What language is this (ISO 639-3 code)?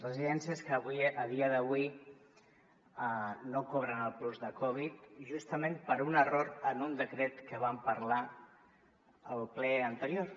cat